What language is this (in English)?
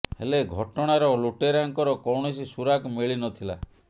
Odia